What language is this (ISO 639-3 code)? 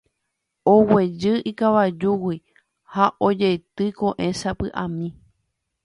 grn